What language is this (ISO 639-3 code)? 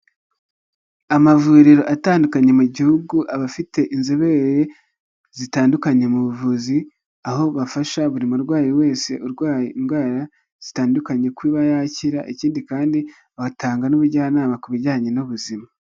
kin